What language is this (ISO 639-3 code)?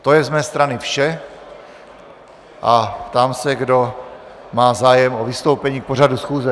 ces